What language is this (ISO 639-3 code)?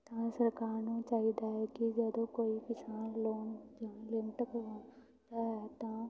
pan